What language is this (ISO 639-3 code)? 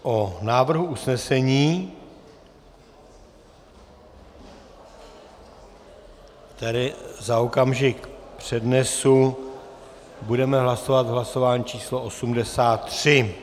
ces